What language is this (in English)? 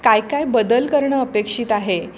Marathi